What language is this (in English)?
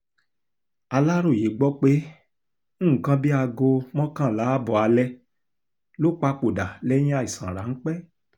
Yoruba